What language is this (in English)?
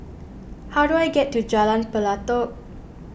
English